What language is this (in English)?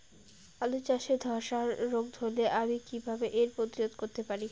Bangla